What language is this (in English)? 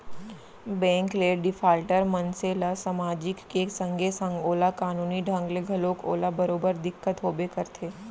Chhattisgarhi